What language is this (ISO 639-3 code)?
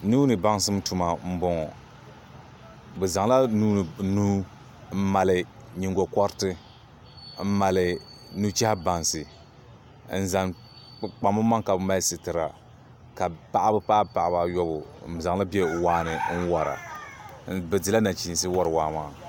dag